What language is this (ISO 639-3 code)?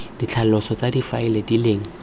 tsn